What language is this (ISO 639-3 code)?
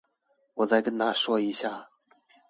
zho